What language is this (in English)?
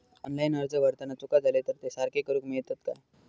Marathi